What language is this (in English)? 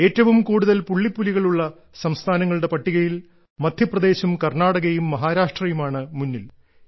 Malayalam